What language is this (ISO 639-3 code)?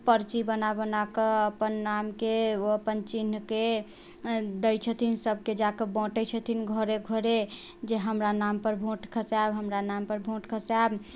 mai